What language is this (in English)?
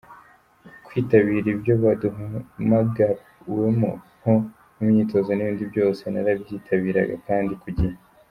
Kinyarwanda